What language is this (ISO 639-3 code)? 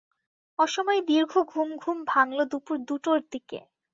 ben